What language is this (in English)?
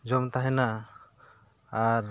Santali